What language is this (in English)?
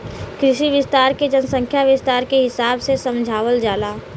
Bhojpuri